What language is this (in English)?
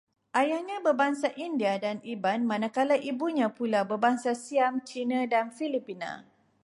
Malay